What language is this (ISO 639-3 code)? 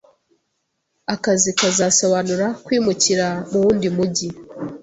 kin